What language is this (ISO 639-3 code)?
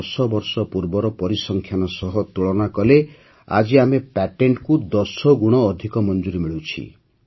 ori